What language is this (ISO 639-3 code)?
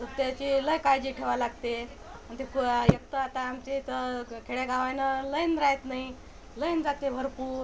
mar